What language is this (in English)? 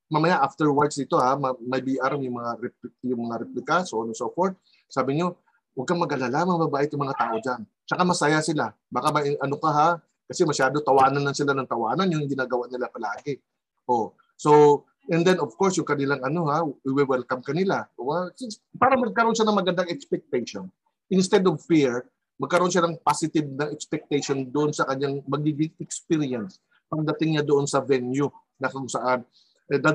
Filipino